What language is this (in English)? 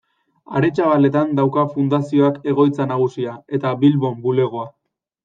Basque